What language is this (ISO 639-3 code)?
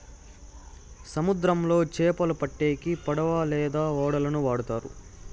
tel